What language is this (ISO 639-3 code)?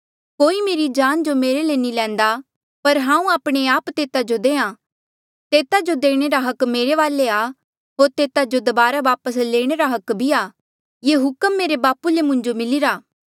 mjl